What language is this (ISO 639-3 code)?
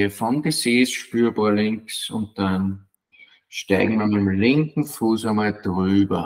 deu